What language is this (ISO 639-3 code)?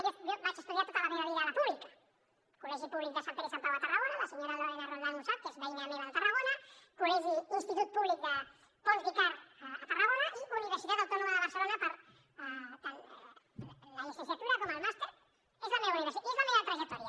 cat